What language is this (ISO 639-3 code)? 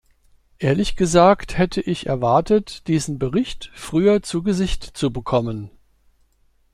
deu